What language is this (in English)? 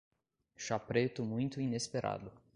Portuguese